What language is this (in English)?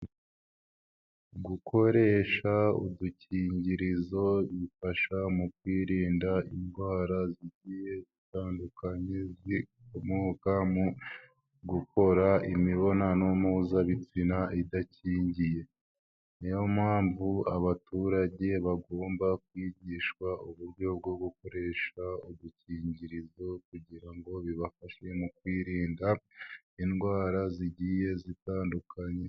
Kinyarwanda